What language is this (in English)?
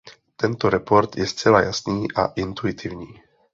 Czech